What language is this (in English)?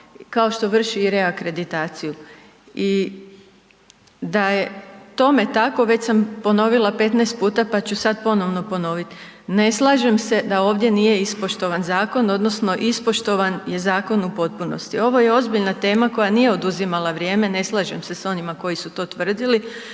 Croatian